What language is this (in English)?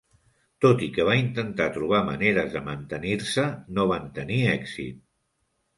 Catalan